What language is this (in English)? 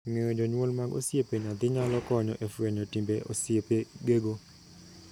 Luo (Kenya and Tanzania)